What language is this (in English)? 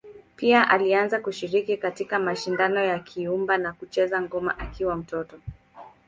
Swahili